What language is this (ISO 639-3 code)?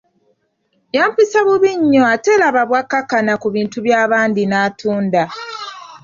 lug